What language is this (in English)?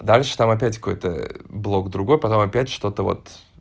Russian